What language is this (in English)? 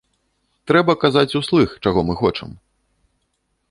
Belarusian